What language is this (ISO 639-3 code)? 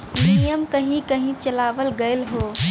bho